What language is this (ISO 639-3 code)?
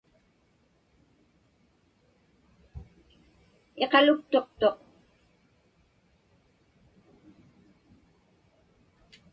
ipk